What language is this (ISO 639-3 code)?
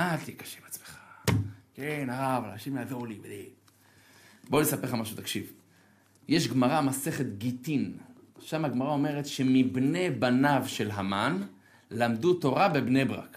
heb